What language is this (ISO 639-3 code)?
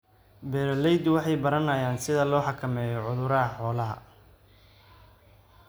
som